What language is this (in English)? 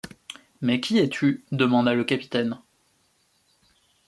French